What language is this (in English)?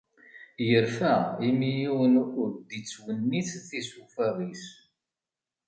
Kabyle